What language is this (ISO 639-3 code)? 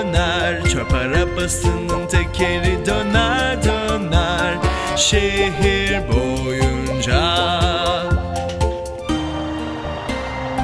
tur